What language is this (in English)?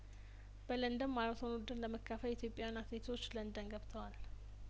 Amharic